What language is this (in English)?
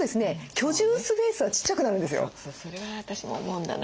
Japanese